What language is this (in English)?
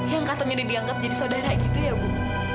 Indonesian